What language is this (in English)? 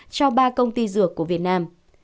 Vietnamese